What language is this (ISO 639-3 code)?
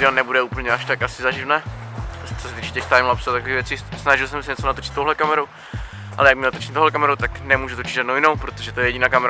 ces